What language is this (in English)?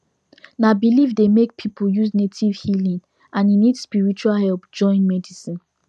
Nigerian Pidgin